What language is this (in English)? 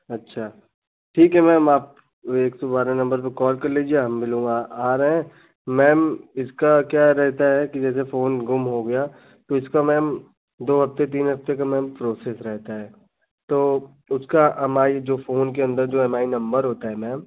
Hindi